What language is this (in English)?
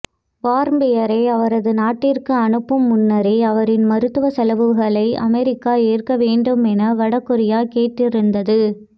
Tamil